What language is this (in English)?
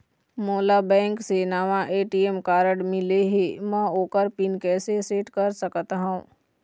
Chhattisgarhi